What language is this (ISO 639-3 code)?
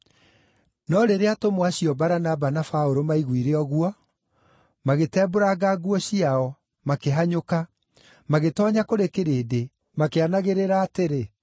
kik